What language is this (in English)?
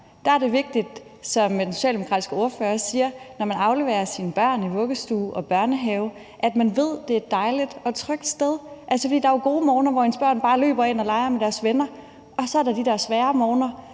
Danish